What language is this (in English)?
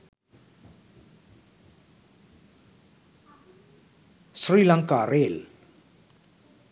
Sinhala